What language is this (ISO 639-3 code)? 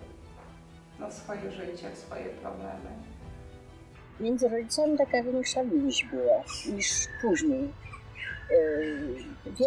pol